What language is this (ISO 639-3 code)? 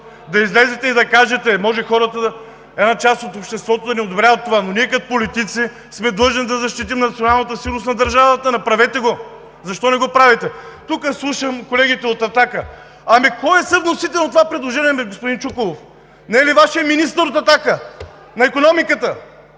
bul